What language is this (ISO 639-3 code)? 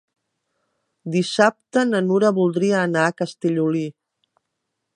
cat